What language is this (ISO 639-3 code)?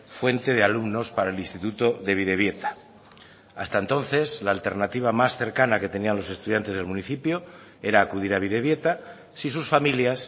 spa